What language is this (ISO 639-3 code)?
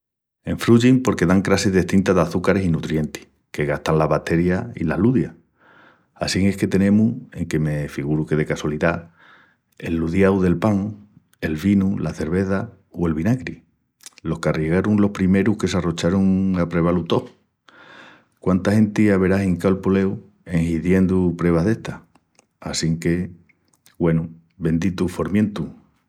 ext